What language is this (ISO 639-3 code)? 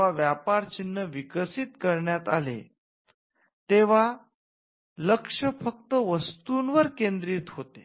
mar